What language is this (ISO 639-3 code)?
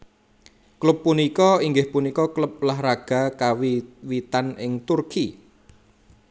jav